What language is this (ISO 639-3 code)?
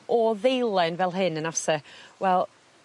cym